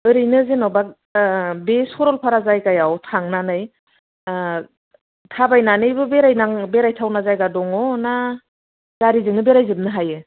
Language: Bodo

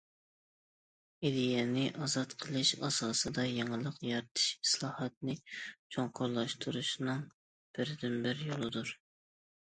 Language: Uyghur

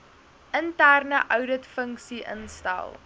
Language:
Afrikaans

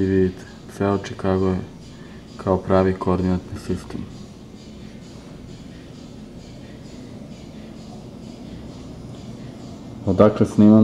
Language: Dutch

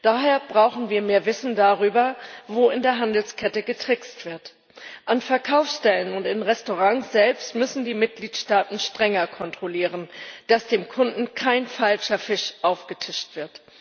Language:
German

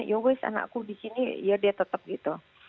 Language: Indonesian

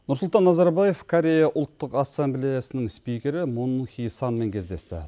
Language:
Kazakh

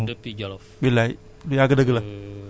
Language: Wolof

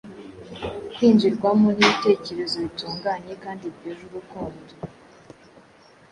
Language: Kinyarwanda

